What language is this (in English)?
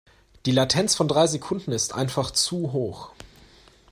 German